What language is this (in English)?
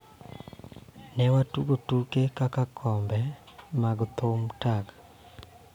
Luo (Kenya and Tanzania)